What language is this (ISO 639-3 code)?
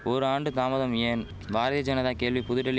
tam